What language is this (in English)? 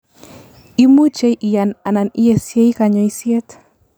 Kalenjin